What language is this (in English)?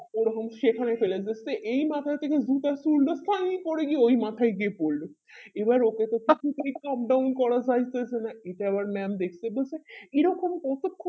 Bangla